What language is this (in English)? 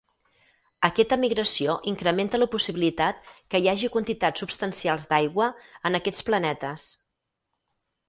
Catalan